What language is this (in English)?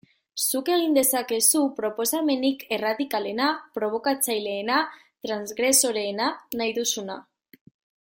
Basque